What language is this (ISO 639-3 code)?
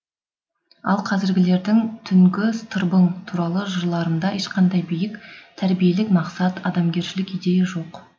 kaz